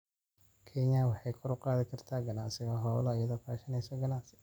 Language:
Somali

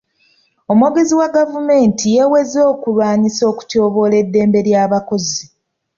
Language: Ganda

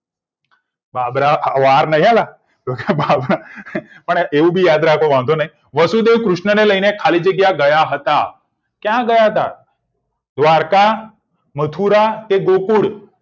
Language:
Gujarati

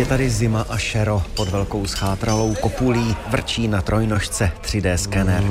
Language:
Czech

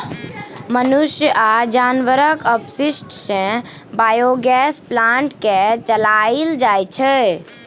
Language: Maithili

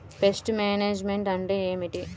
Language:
Telugu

